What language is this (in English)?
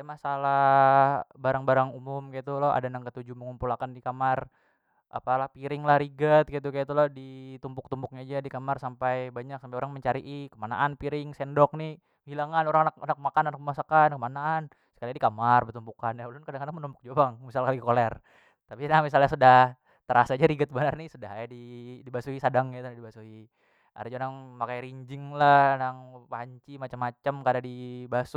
Banjar